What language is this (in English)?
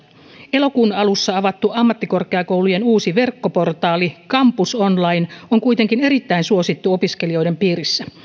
Finnish